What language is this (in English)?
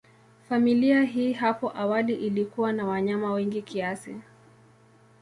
Swahili